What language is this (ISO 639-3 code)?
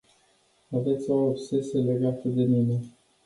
ron